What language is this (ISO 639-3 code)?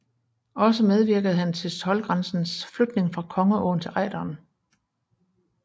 dan